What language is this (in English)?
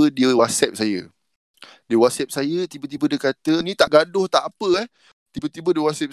Malay